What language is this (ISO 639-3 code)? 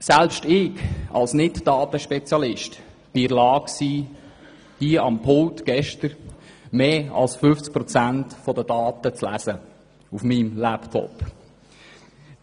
gsw